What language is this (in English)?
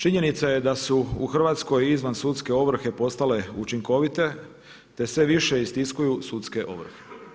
Croatian